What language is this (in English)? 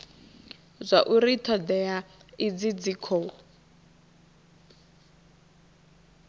Venda